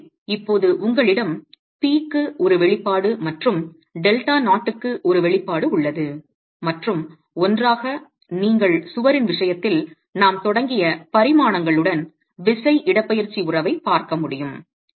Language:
Tamil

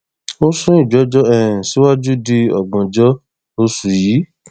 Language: Yoruba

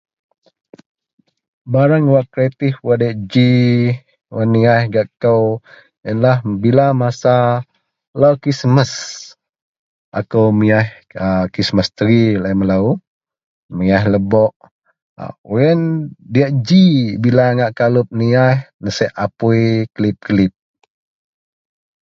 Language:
Central Melanau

